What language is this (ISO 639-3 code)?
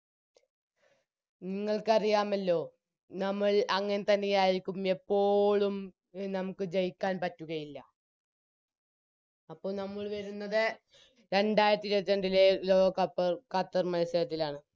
mal